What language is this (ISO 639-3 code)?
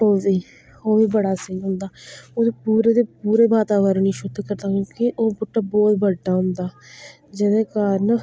doi